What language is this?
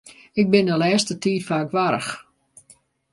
Western Frisian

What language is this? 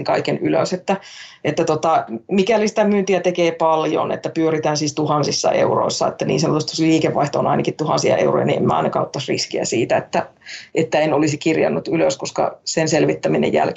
Finnish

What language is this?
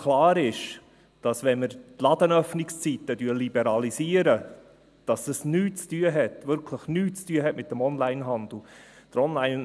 Swiss German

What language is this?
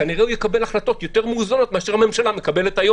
Hebrew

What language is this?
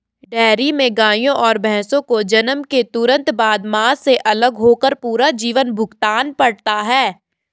Hindi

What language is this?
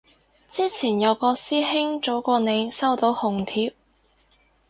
Cantonese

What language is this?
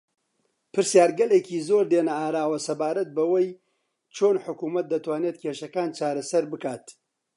Central Kurdish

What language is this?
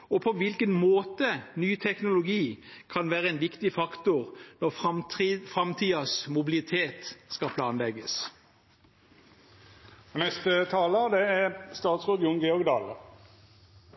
Norwegian Bokmål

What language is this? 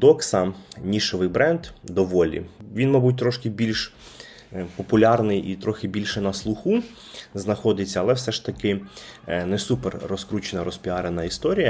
Ukrainian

